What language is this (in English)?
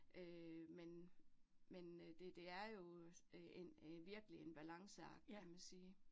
Danish